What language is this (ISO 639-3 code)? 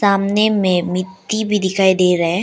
hin